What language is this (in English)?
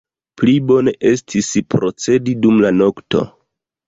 Esperanto